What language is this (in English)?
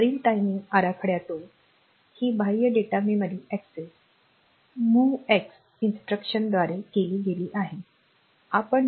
Marathi